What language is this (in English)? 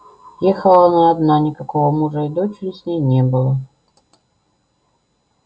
Russian